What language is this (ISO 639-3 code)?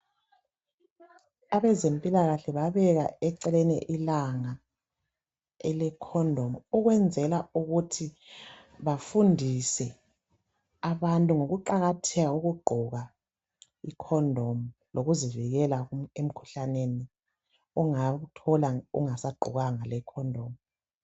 nde